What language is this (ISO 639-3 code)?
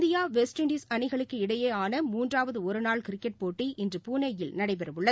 tam